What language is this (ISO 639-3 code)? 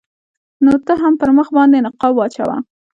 pus